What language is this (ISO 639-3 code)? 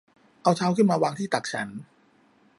tha